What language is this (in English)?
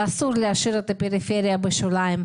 Hebrew